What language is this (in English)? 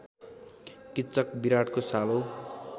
Nepali